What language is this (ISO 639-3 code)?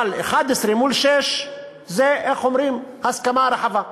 heb